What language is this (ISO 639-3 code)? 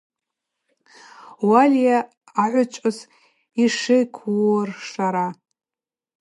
abq